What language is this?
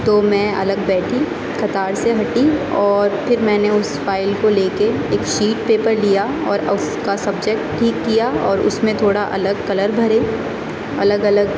Urdu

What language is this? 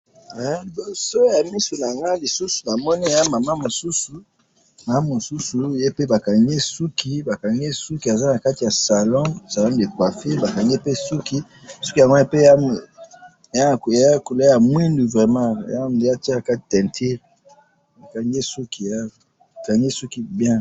Lingala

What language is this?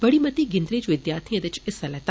Dogri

